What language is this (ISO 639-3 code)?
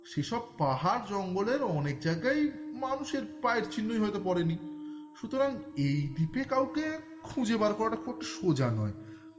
ben